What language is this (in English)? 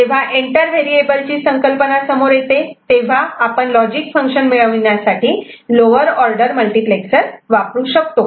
Marathi